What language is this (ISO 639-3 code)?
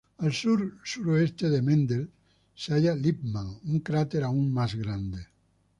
spa